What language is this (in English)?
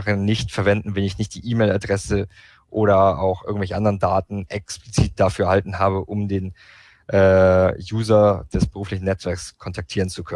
German